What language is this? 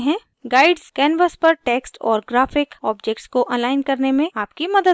Hindi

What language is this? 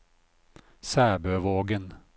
Norwegian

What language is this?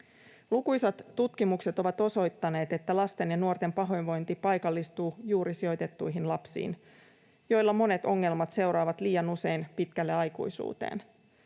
Finnish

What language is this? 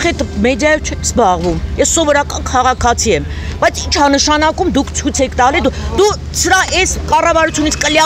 Romanian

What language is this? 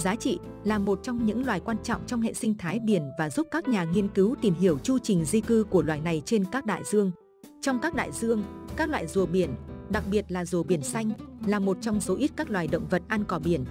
Vietnamese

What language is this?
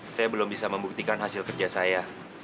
Indonesian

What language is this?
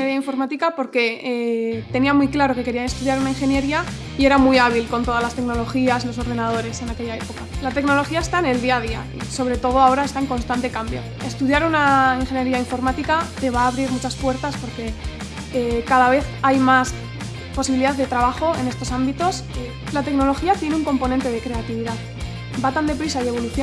Spanish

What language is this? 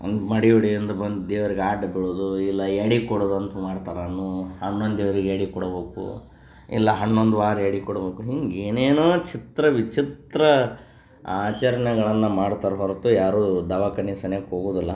Kannada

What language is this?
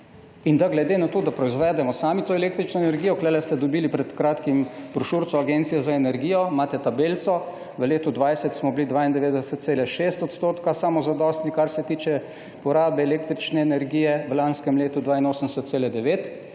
Slovenian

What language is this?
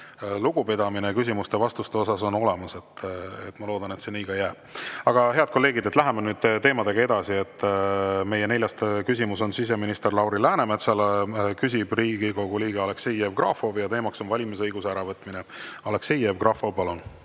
Estonian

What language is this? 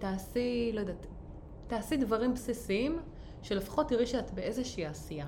Hebrew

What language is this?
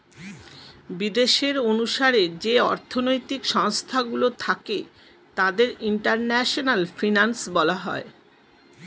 Bangla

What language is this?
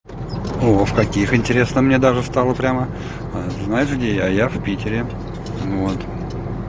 Russian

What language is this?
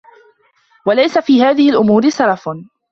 Arabic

